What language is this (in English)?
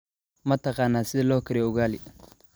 Somali